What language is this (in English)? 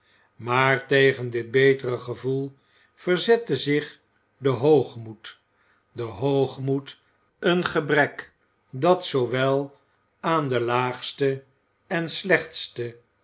Dutch